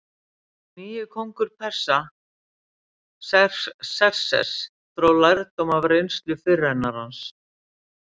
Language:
Icelandic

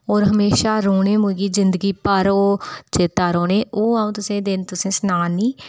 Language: Dogri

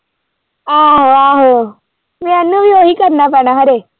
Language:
Punjabi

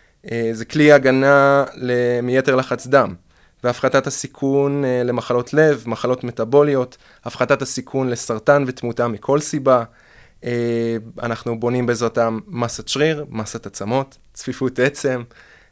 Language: Hebrew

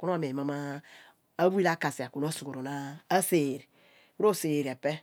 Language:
Abua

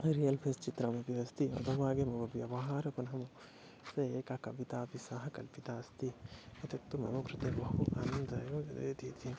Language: Sanskrit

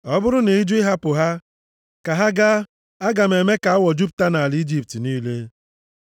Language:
Igbo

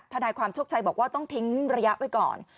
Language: Thai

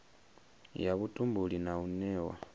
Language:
Venda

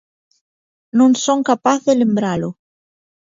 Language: Galician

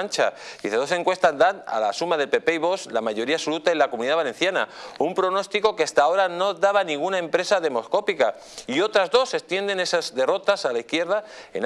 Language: Spanish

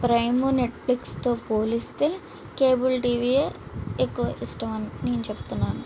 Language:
Telugu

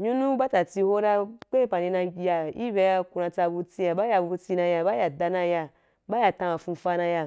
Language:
Wapan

